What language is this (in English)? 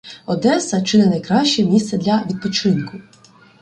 Ukrainian